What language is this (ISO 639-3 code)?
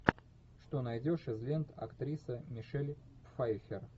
rus